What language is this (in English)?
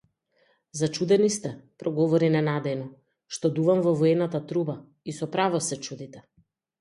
Macedonian